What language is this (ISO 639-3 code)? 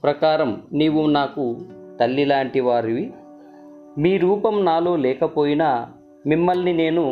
tel